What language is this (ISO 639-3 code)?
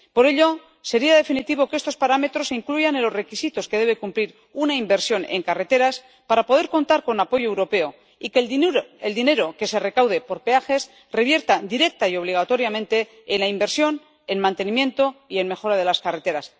spa